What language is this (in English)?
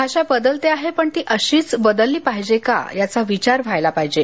Marathi